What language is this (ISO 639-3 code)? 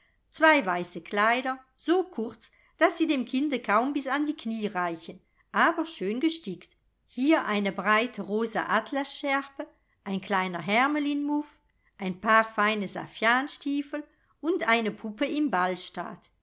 deu